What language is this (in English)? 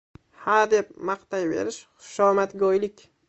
Uzbek